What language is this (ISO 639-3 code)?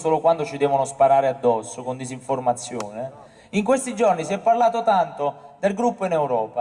ita